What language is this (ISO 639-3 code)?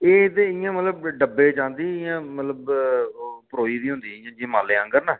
doi